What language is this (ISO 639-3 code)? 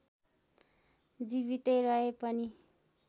nep